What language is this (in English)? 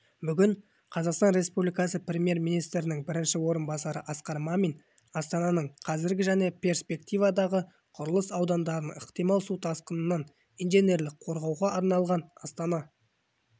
Kazakh